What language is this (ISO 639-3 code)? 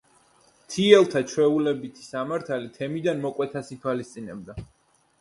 kat